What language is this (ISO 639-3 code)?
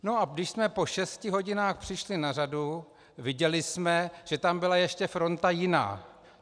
ces